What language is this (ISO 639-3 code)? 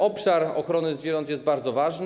pol